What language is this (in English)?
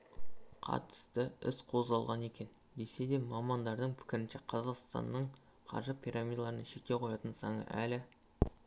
Kazakh